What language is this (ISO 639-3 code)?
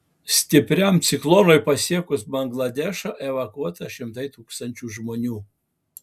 lit